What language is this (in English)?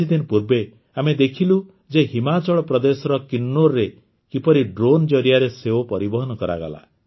Odia